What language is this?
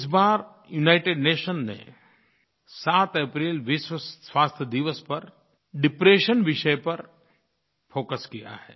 Hindi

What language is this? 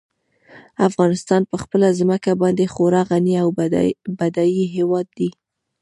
Pashto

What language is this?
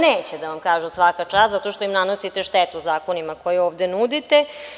Serbian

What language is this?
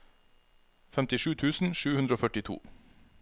Norwegian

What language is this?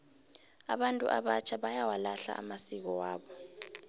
South Ndebele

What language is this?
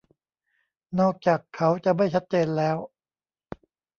Thai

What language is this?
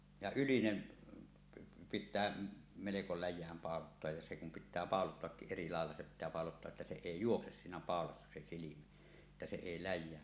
Finnish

